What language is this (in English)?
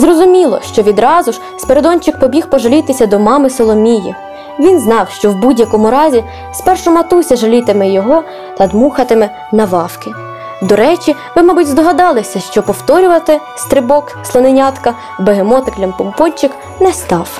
Ukrainian